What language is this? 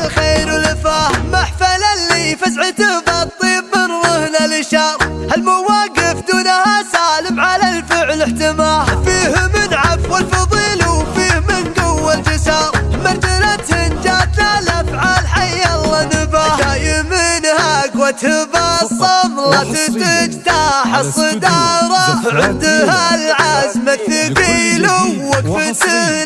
Arabic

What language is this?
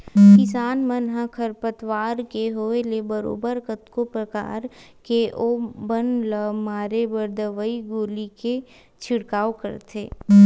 Chhattisgarhi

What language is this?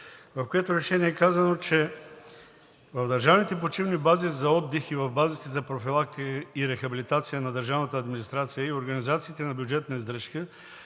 Bulgarian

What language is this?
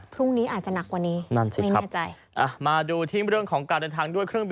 Thai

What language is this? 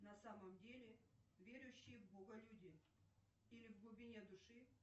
Russian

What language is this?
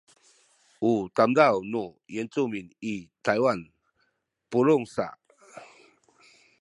Sakizaya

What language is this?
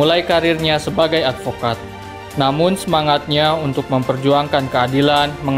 Indonesian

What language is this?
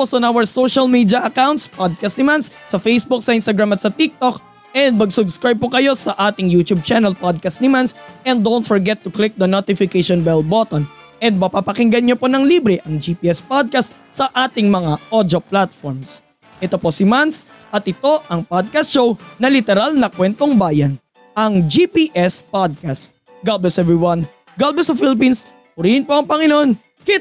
Filipino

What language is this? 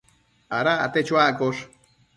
Matsés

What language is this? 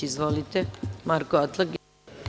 Serbian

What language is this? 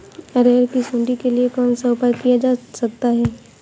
Hindi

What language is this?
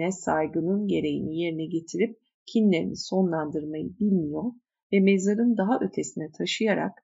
Turkish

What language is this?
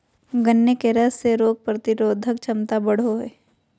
Magahi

